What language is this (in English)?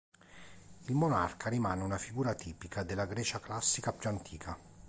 Italian